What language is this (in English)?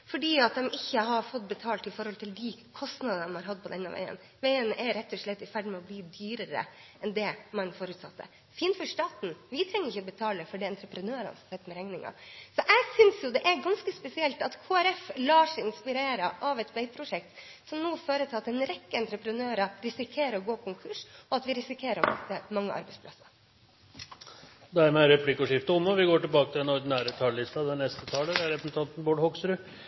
Norwegian